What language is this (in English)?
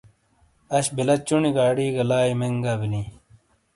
Shina